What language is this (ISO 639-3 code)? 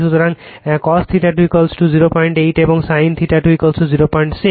ben